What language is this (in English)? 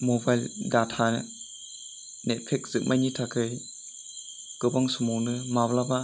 Bodo